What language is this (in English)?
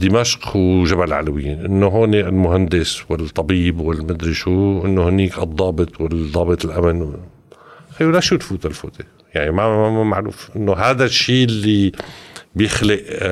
Arabic